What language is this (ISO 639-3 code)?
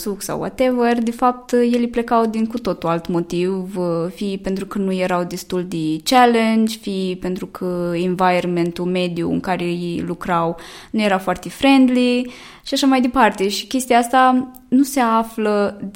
ron